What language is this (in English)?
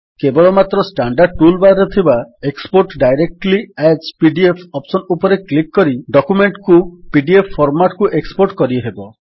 Odia